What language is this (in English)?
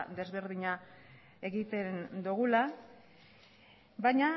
Basque